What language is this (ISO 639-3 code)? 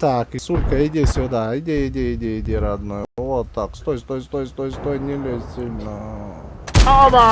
rus